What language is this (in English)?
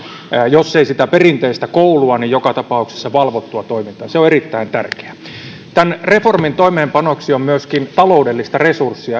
Finnish